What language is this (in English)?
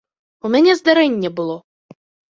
Belarusian